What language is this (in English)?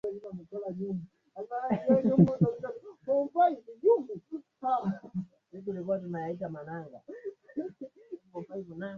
Swahili